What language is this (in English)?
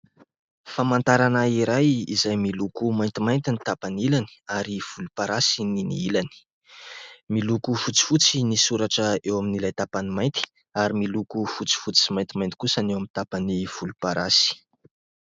Malagasy